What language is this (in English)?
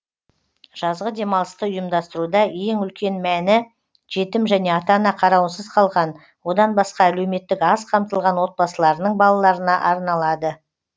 Kazakh